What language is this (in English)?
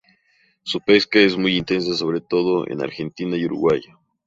Spanish